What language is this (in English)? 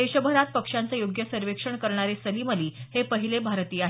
Marathi